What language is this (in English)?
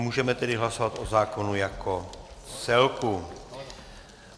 Czech